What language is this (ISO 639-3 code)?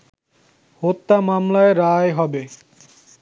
ben